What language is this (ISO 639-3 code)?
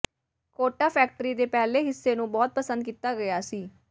pan